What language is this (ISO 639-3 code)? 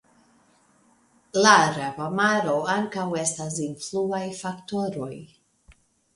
epo